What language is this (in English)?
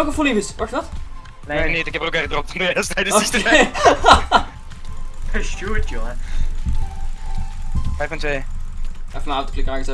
Dutch